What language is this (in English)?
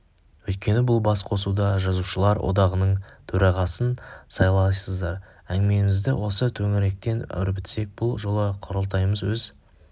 Kazakh